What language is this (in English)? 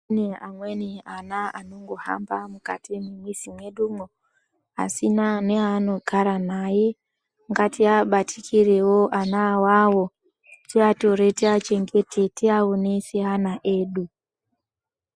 Ndau